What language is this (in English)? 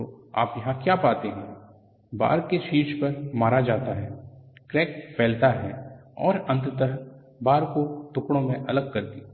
Hindi